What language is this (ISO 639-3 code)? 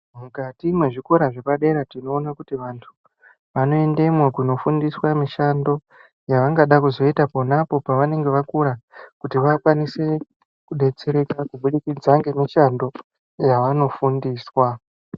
ndc